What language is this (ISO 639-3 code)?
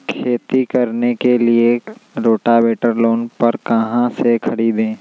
mag